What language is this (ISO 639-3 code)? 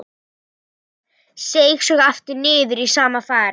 isl